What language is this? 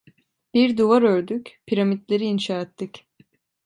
Turkish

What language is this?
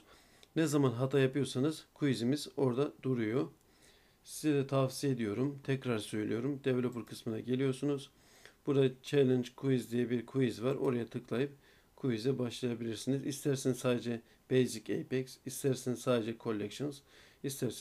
Turkish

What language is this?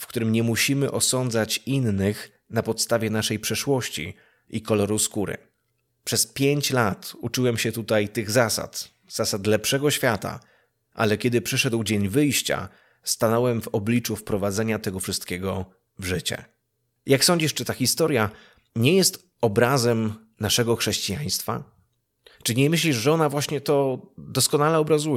Polish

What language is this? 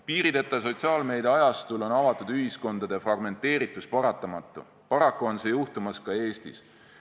Estonian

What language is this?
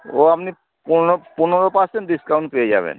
Bangla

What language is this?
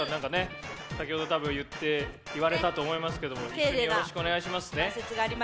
Japanese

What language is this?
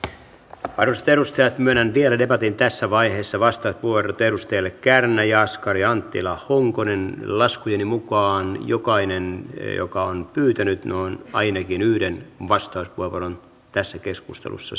Finnish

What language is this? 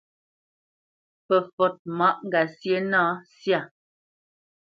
Bamenyam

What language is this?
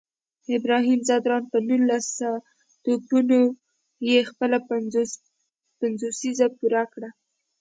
Pashto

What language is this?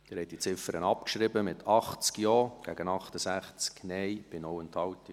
Swiss German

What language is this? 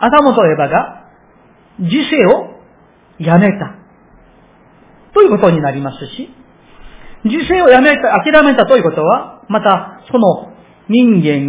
Japanese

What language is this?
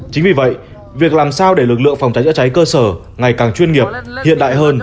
Vietnamese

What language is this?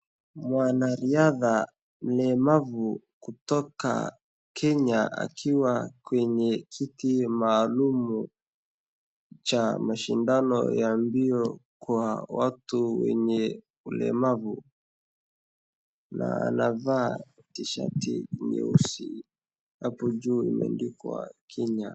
Swahili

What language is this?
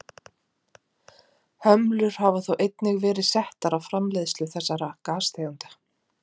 Icelandic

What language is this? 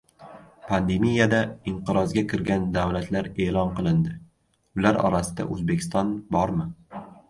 Uzbek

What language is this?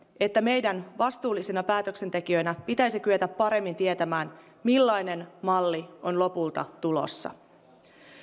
Finnish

